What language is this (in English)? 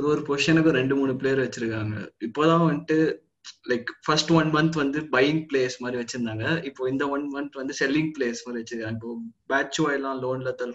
Tamil